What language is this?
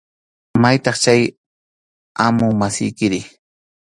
Arequipa-La Unión Quechua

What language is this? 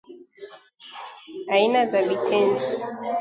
Swahili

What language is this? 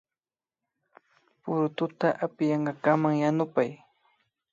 Imbabura Highland Quichua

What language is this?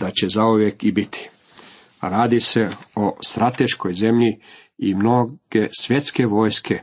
Croatian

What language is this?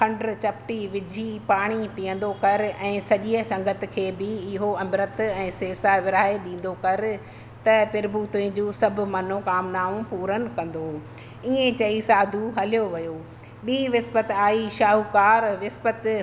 Sindhi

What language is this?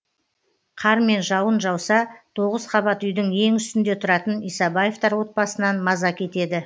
Kazakh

